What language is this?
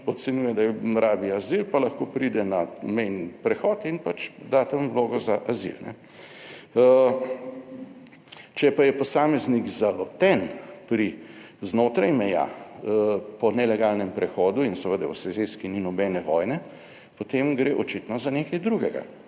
Slovenian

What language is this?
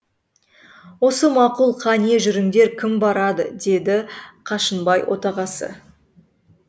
Kazakh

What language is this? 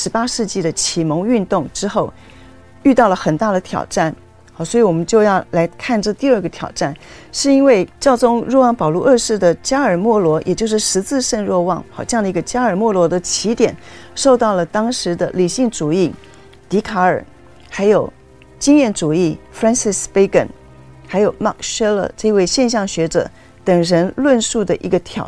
Chinese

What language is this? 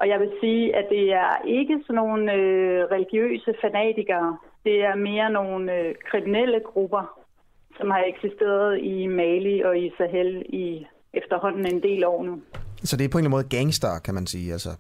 Danish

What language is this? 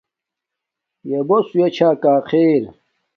Domaaki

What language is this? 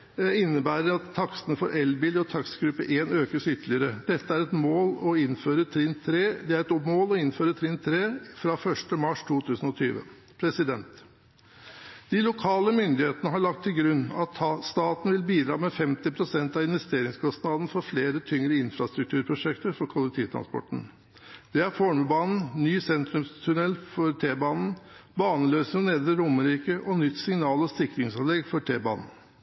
Norwegian Bokmål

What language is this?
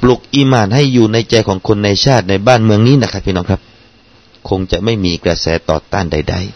Thai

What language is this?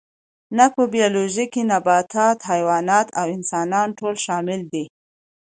Pashto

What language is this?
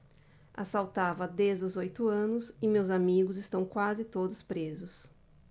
Portuguese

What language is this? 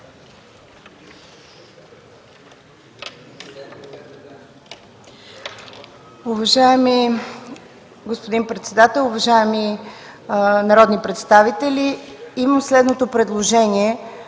Bulgarian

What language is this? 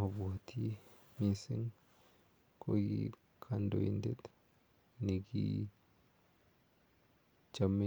Kalenjin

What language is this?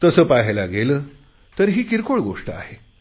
Marathi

